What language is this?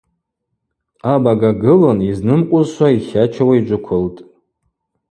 Abaza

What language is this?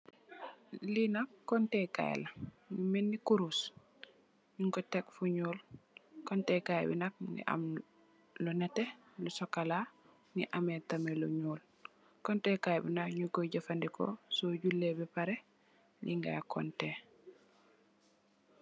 Wolof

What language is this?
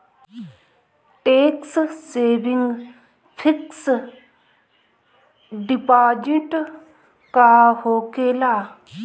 Bhojpuri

